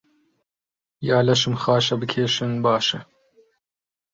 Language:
Central Kurdish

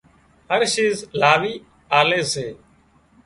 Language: Wadiyara Koli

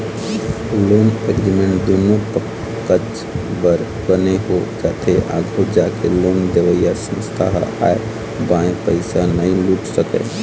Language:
Chhattisgarhi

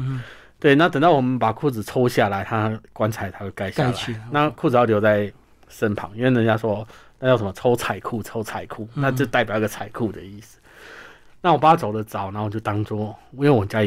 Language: Chinese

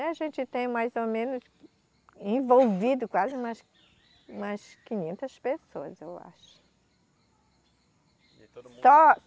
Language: Portuguese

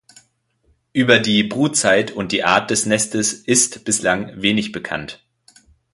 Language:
German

